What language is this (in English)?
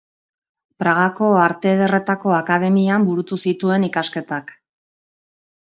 Basque